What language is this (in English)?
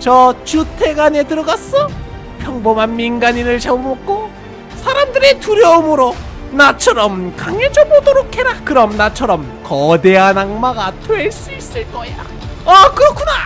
Korean